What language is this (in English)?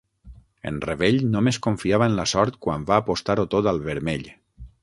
Catalan